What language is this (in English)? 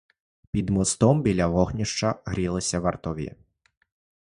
Ukrainian